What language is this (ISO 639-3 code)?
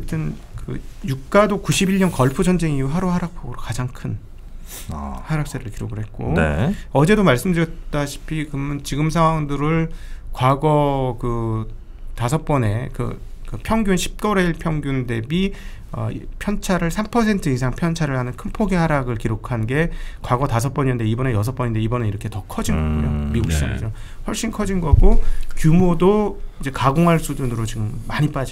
kor